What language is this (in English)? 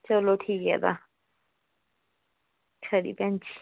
Dogri